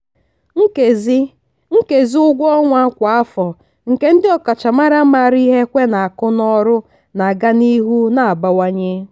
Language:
Igbo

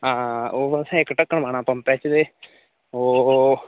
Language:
Dogri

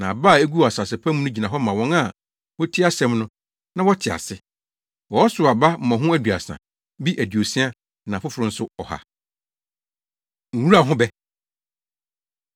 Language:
Akan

